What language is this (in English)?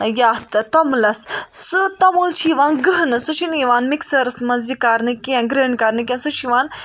Kashmiri